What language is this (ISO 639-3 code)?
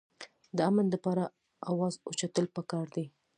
pus